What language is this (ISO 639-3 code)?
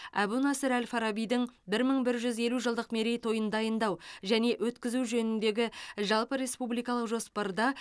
kaz